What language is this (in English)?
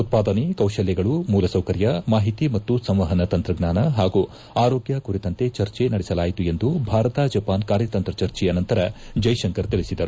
Kannada